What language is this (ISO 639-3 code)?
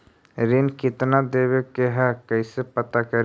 mag